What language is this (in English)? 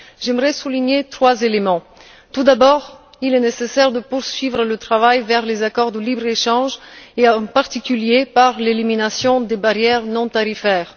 French